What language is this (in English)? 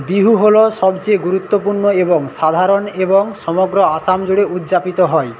Bangla